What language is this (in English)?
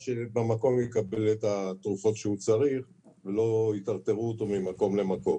Hebrew